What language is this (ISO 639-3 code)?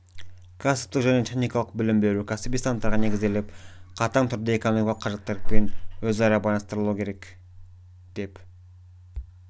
kaz